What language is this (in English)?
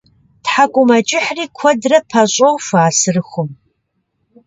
Kabardian